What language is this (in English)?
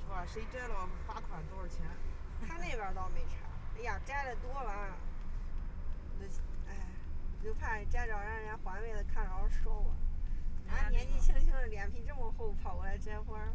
Chinese